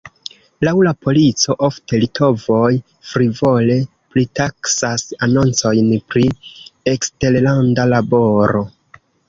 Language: Esperanto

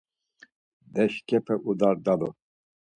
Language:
Laz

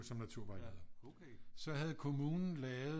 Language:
Danish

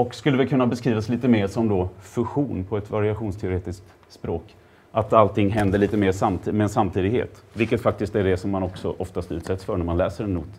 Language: Swedish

